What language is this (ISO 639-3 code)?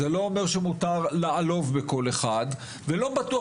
heb